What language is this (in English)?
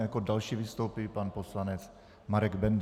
Czech